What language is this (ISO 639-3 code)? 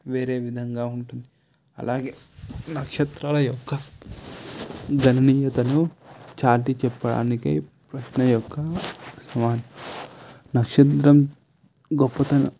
tel